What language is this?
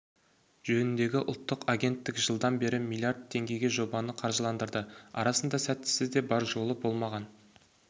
Kazakh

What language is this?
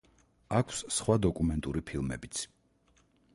Georgian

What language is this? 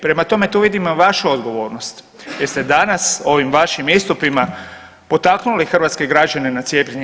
Croatian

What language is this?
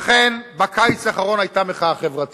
Hebrew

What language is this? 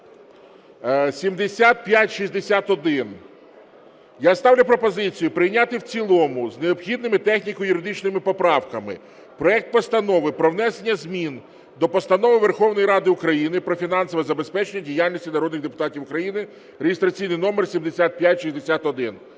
Ukrainian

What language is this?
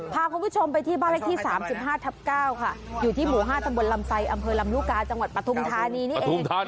Thai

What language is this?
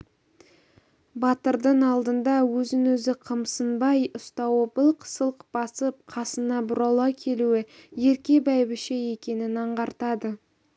Kazakh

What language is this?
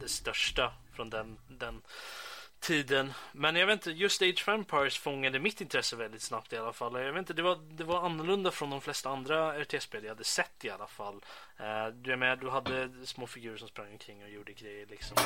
Swedish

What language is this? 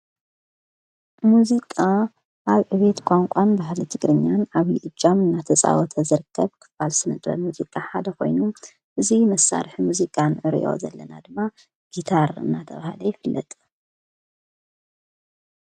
Tigrinya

